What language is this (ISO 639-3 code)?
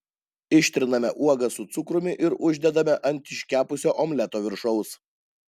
lit